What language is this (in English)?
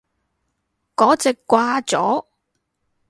Cantonese